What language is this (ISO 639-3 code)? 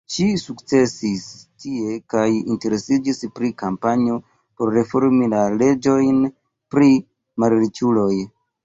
epo